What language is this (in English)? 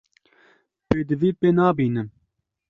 Kurdish